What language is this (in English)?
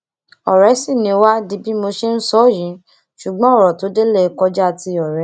Yoruba